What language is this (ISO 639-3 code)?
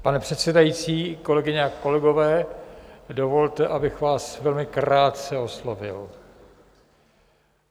ces